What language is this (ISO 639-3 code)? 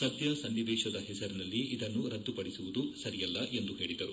kan